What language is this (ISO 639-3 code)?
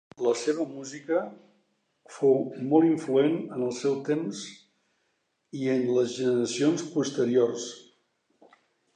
cat